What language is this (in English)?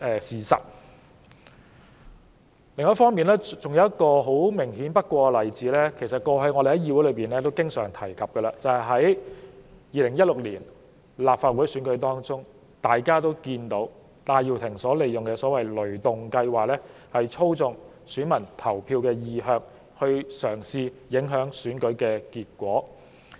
Cantonese